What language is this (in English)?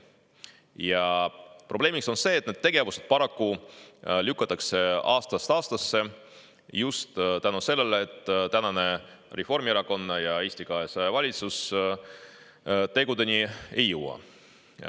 Estonian